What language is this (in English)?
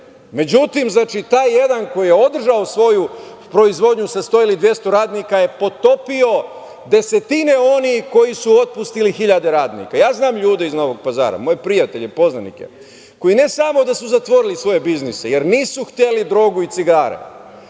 Serbian